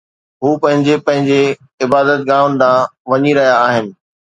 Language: Sindhi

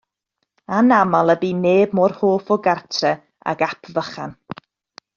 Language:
Welsh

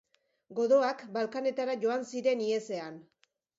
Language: Basque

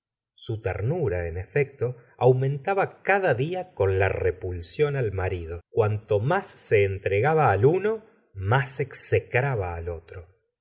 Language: Spanish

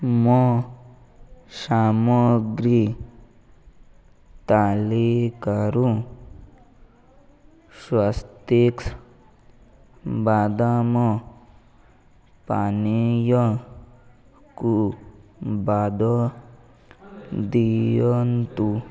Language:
Odia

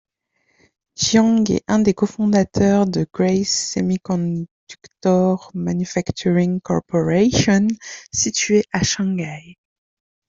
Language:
French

